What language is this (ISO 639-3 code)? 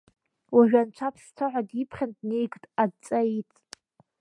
abk